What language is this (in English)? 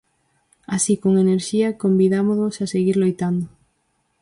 Galician